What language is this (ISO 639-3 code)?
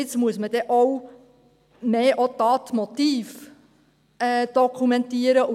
gsw